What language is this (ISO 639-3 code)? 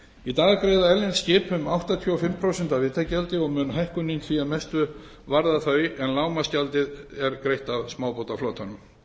isl